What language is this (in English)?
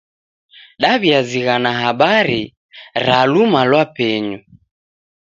Taita